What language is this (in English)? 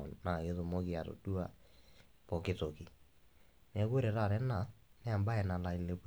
Masai